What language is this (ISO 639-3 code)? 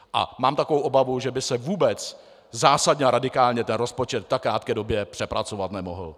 ces